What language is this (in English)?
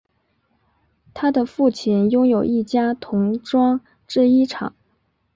Chinese